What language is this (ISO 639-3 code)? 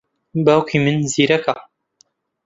ckb